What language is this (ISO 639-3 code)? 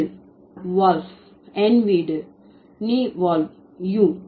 tam